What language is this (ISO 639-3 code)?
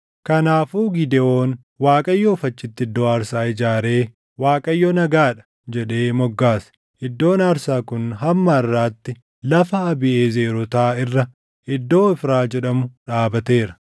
orm